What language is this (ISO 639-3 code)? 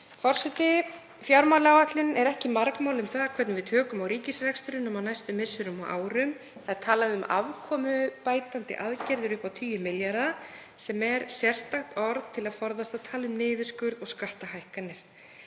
isl